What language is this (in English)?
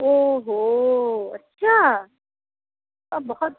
Urdu